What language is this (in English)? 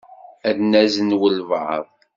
Kabyle